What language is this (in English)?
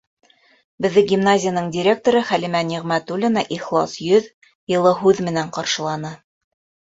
Bashkir